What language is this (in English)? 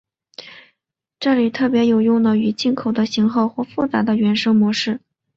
Chinese